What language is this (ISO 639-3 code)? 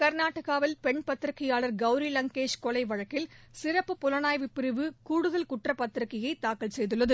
tam